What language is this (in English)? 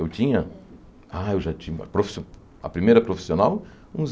Portuguese